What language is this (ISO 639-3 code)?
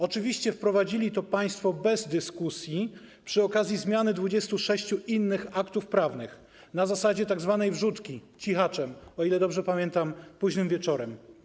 pol